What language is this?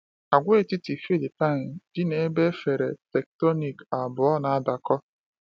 Igbo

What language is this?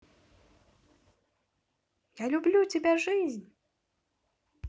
Russian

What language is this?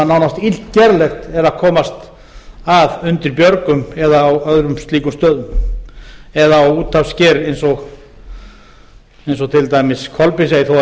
Icelandic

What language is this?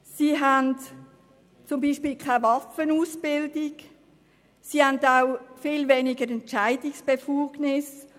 Swiss German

